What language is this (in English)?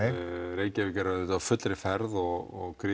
Icelandic